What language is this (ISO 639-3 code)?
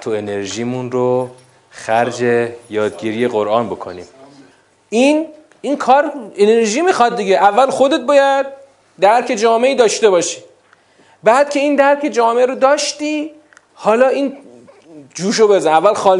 fas